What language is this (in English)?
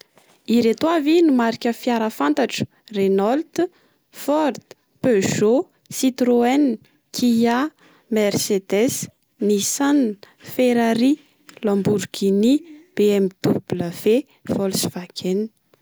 Malagasy